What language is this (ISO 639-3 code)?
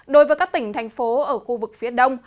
vie